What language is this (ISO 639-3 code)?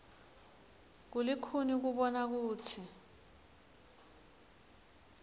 ssw